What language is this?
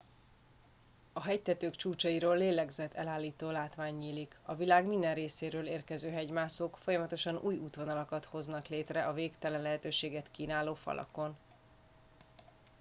Hungarian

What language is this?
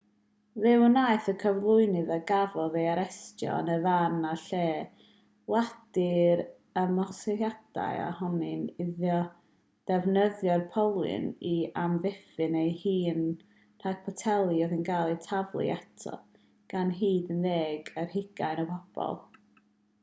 Welsh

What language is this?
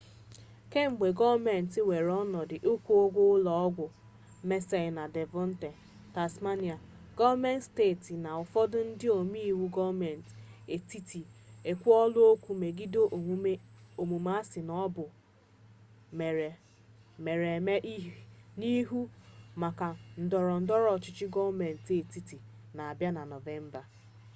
Igbo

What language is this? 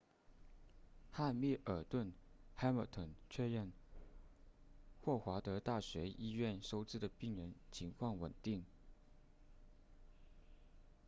Chinese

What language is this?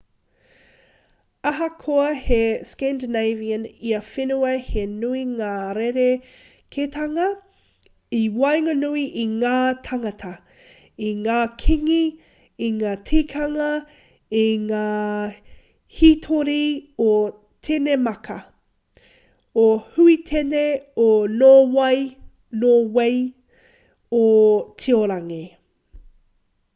Māori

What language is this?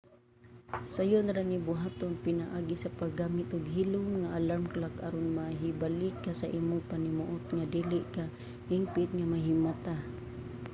Cebuano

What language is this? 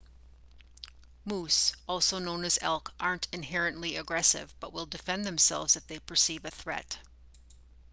English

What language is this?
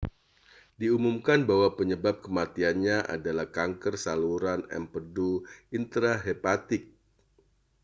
Indonesian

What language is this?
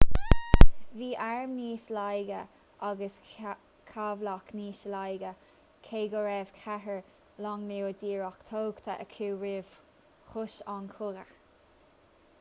Irish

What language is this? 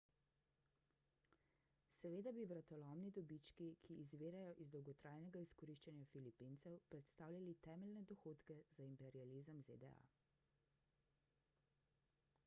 Slovenian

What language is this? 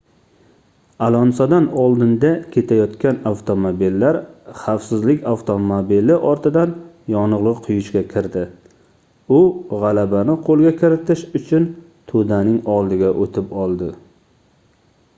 Uzbek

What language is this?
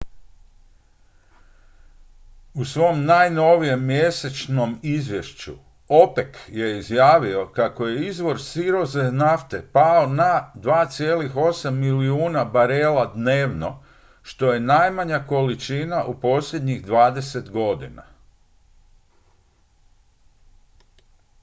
Croatian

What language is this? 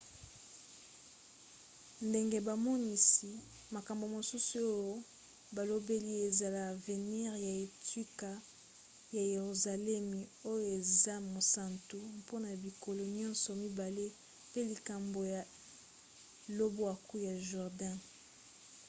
Lingala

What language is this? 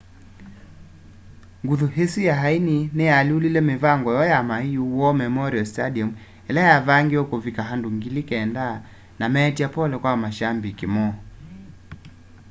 Kamba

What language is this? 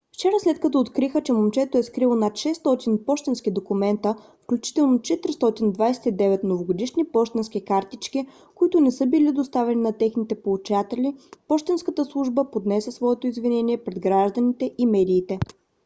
Bulgarian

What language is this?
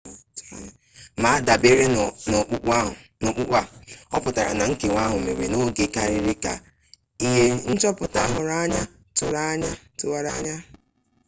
Igbo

